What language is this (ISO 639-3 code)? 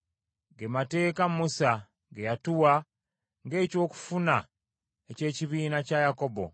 lug